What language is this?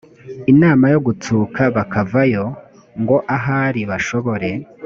Kinyarwanda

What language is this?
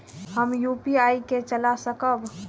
Maithili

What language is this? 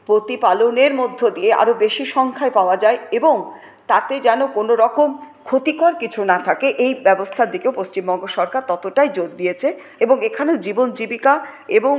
Bangla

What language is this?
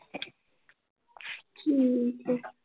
Punjabi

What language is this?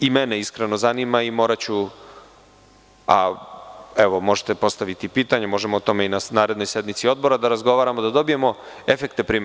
Serbian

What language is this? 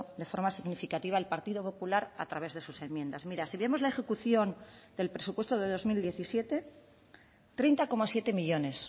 Spanish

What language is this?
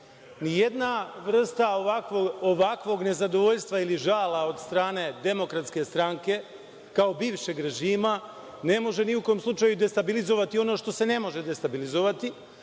Serbian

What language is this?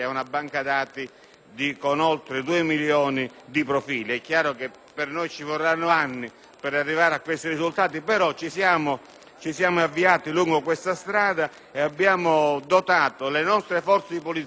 Italian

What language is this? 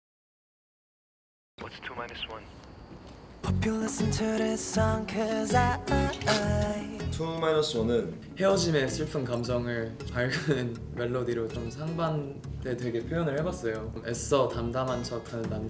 Korean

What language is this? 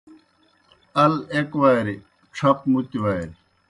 Kohistani Shina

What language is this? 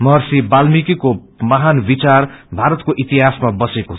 Nepali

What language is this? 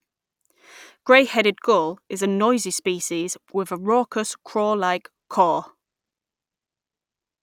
English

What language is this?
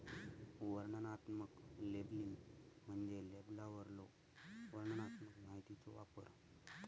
Marathi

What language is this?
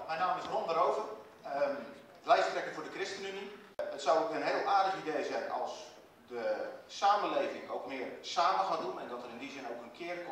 Dutch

